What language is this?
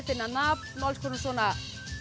Icelandic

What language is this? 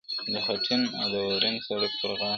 Pashto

